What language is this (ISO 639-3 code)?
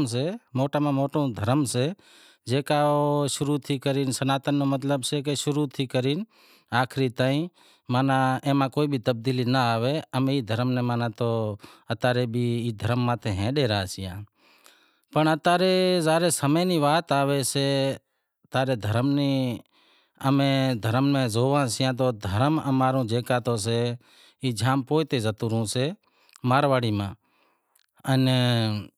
kxp